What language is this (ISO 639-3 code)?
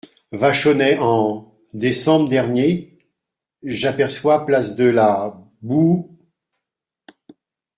fra